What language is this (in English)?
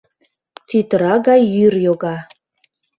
Mari